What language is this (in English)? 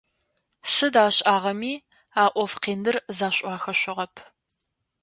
Adyghe